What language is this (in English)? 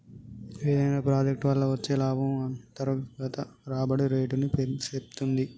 Telugu